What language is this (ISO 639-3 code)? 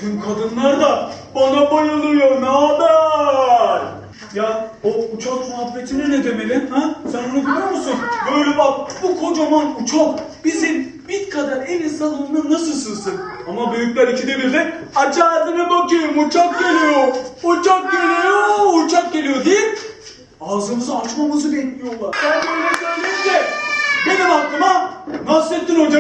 tur